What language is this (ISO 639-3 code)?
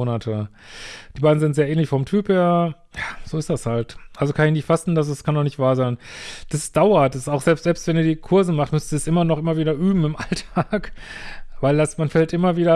deu